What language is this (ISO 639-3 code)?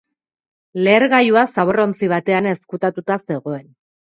eus